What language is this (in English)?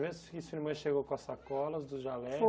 Portuguese